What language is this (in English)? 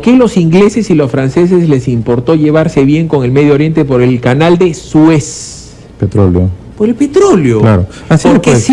Spanish